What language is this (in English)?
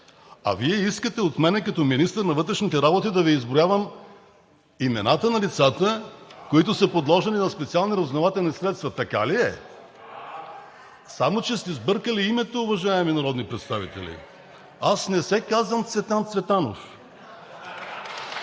Bulgarian